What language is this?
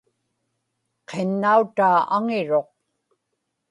Inupiaq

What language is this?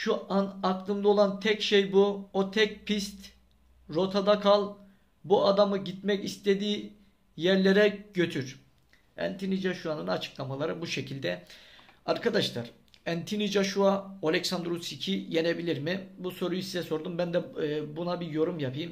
Turkish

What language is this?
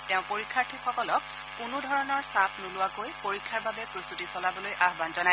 Assamese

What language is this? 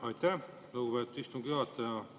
Estonian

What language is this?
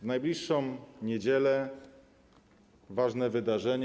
Polish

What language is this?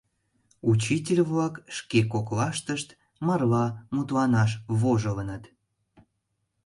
Mari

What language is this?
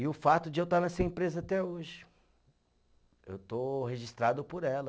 Portuguese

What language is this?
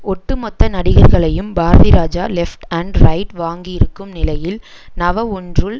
Tamil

